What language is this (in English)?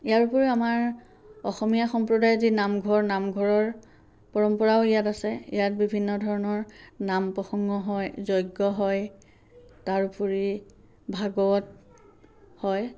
Assamese